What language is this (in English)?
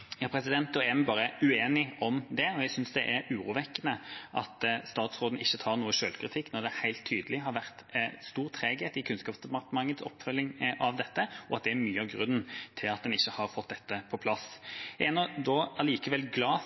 Norwegian Bokmål